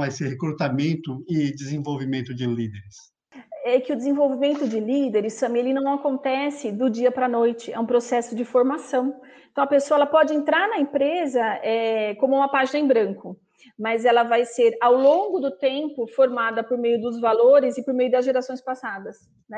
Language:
Portuguese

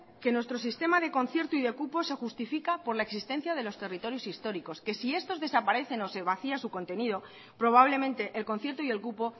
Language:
Spanish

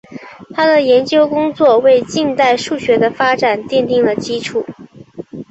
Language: Chinese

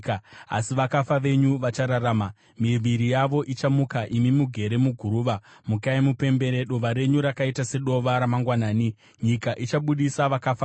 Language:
Shona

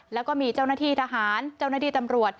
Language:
Thai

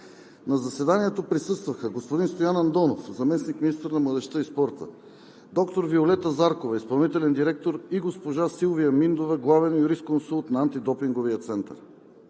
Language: Bulgarian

